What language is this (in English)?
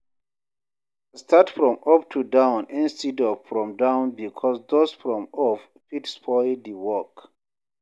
Nigerian Pidgin